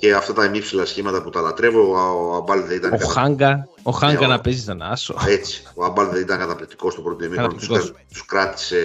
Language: Greek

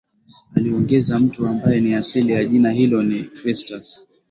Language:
Swahili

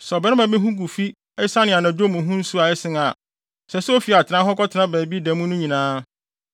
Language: Akan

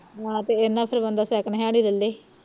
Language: Punjabi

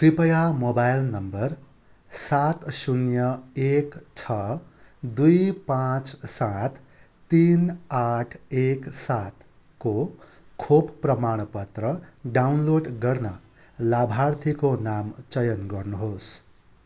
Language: Nepali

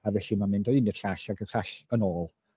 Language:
Welsh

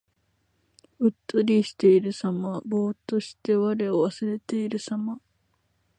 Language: Japanese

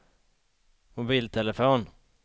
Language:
Swedish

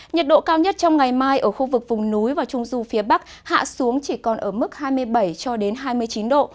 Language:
Vietnamese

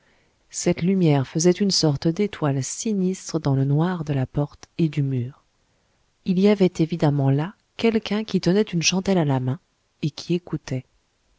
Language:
French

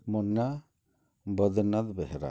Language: Odia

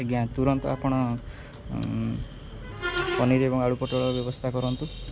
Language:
Odia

